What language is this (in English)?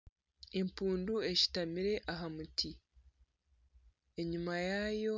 Nyankole